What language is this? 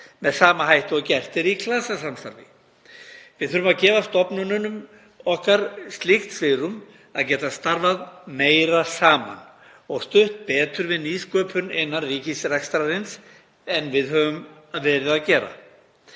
Icelandic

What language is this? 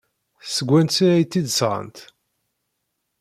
Kabyle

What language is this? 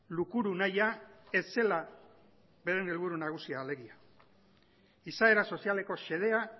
Basque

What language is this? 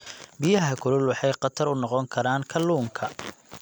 Somali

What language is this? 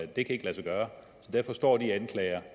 Danish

